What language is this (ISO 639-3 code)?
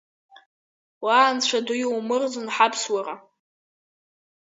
abk